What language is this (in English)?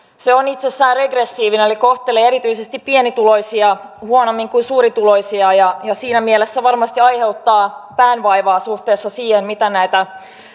Finnish